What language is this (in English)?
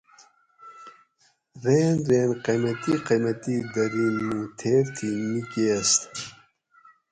Gawri